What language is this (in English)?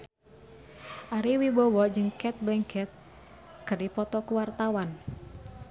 Sundanese